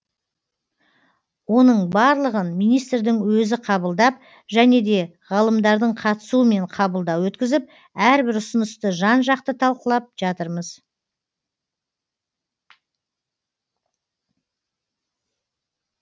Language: Kazakh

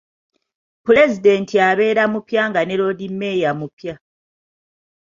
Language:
Ganda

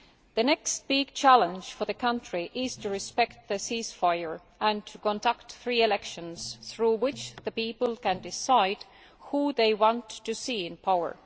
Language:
English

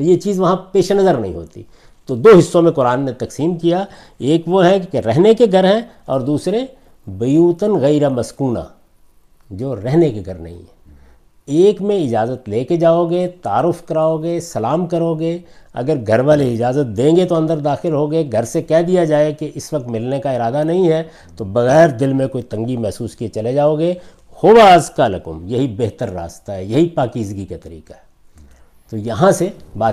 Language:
Urdu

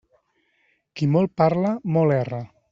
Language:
Catalan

